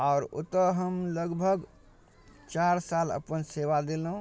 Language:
Maithili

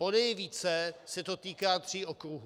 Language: Czech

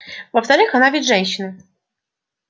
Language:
Russian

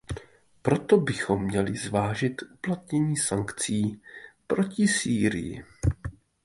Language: Czech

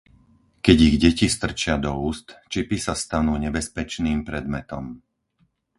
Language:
Slovak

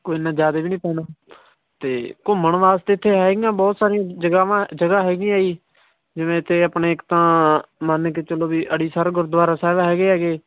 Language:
Punjabi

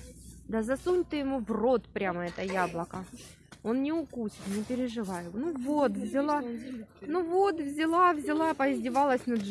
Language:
Russian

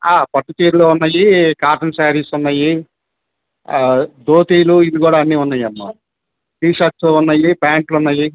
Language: Telugu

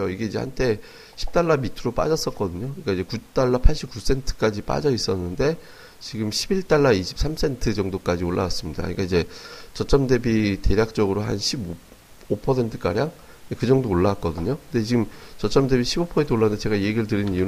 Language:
Korean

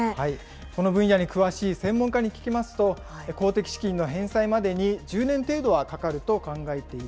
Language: Japanese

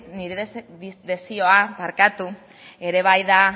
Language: Basque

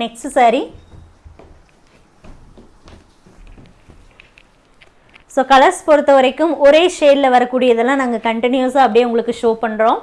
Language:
Tamil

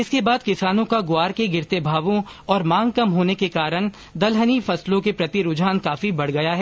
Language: Hindi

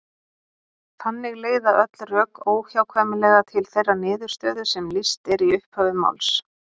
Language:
Icelandic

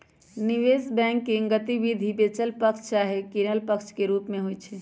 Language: Magahi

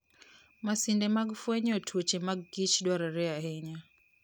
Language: Luo (Kenya and Tanzania)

